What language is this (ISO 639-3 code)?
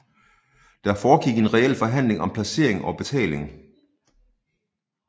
dan